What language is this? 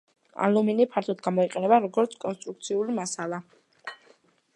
Georgian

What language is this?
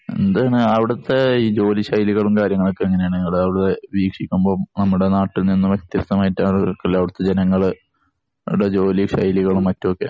Malayalam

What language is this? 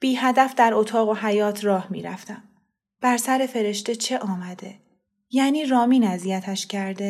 Persian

